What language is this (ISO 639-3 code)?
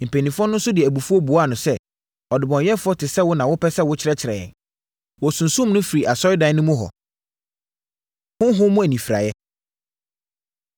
aka